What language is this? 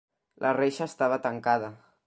Catalan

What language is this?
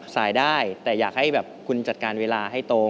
Thai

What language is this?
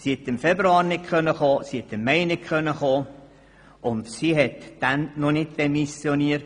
Swiss German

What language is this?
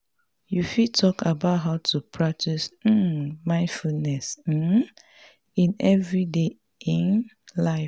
Nigerian Pidgin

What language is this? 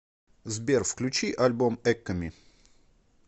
Russian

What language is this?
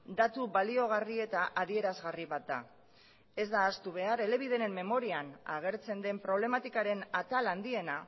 Basque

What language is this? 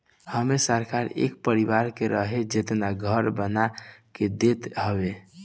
Bhojpuri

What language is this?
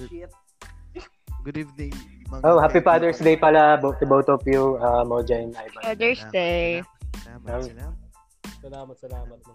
Filipino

